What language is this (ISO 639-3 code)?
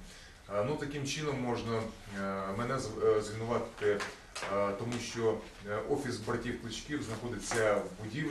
rus